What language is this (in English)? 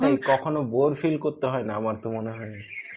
Bangla